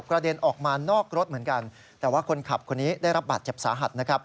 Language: Thai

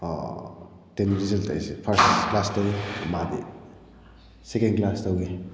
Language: Manipuri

